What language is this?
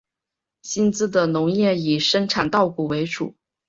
Chinese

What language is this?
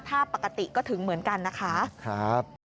Thai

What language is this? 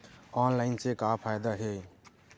Chhattisgarhi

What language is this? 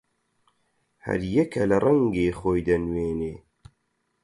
Central Kurdish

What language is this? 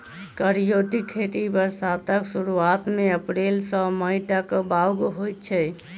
Maithili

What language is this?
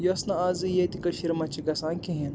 Kashmiri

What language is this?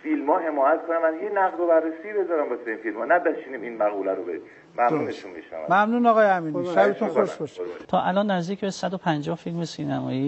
Persian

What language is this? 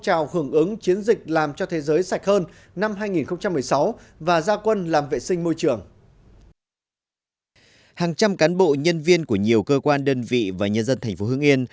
Vietnamese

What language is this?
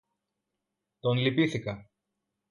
Greek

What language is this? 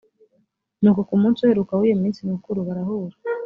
Kinyarwanda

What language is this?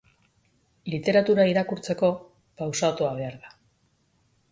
Basque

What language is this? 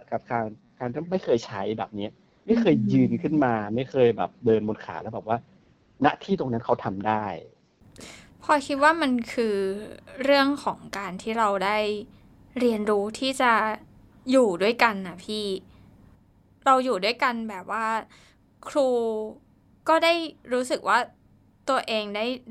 Thai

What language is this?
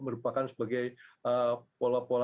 Indonesian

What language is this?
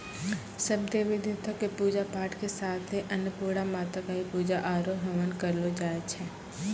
Maithili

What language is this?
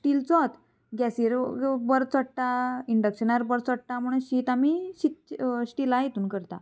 Konkani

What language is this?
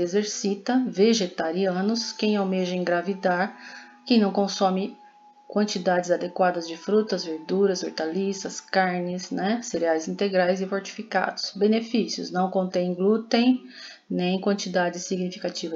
Portuguese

